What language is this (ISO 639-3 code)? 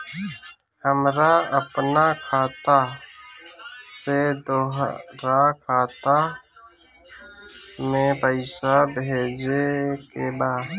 bho